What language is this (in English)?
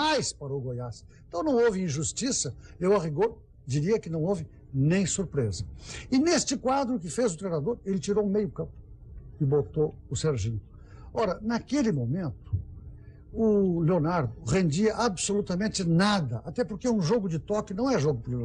Portuguese